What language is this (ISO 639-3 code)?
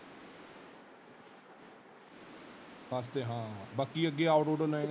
pan